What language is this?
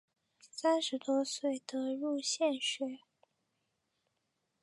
Chinese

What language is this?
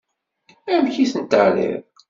Kabyle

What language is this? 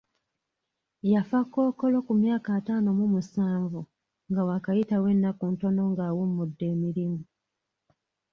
Ganda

